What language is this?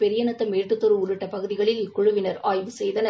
Tamil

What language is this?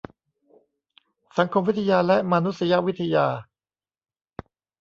Thai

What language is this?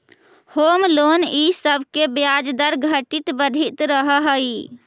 Magahi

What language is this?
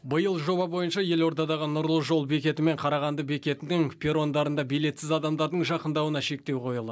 Kazakh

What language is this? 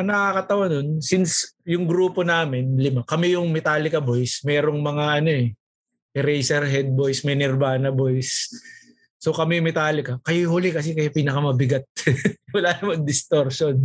Filipino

